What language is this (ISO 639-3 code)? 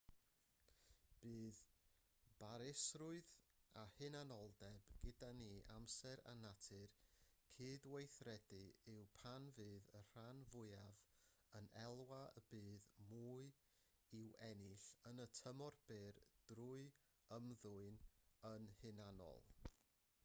cym